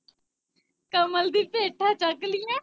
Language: Punjabi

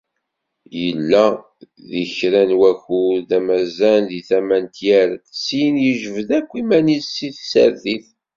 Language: Kabyle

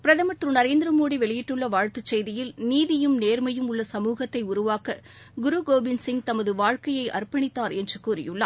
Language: Tamil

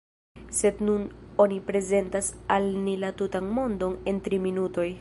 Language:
Esperanto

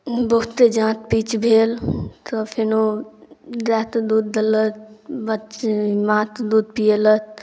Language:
Maithili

